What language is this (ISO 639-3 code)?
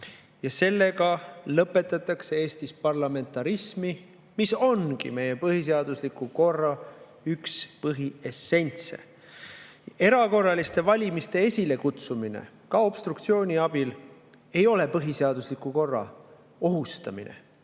est